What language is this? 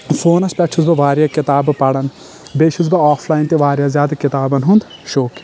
Kashmiri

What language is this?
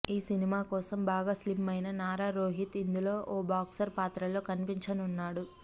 Telugu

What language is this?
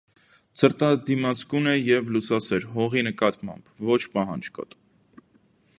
Armenian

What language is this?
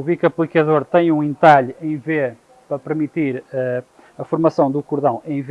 Portuguese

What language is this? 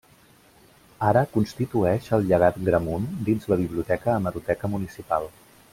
Catalan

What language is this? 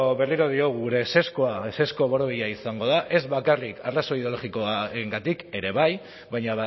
Basque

